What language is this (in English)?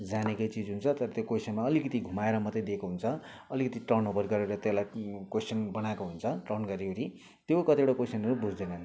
Nepali